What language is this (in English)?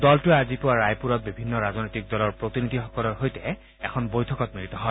Assamese